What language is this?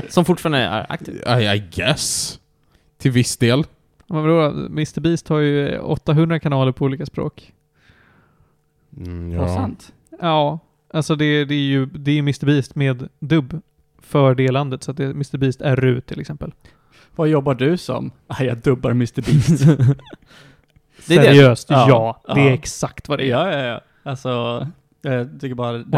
Swedish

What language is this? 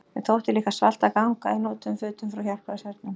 Icelandic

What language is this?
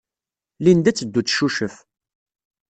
Kabyle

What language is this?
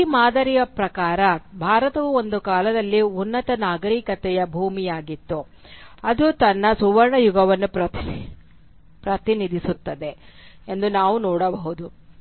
Kannada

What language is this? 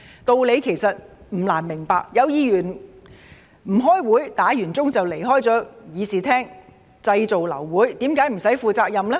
Cantonese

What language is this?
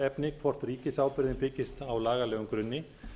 Icelandic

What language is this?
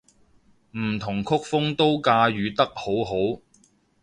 Cantonese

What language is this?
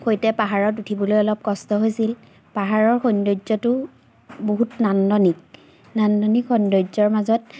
Assamese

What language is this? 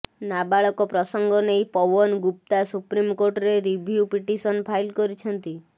Odia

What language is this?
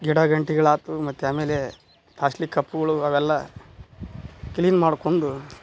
Kannada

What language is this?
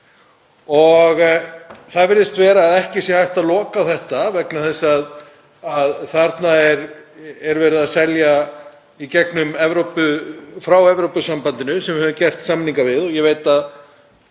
Icelandic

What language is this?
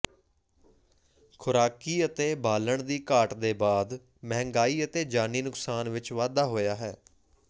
Punjabi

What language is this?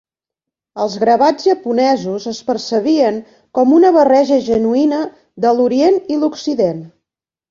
Catalan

